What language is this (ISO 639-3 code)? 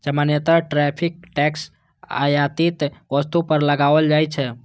mai